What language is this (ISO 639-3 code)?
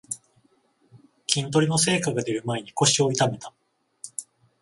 jpn